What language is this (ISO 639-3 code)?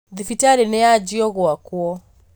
kik